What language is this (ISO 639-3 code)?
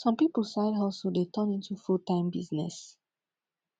pcm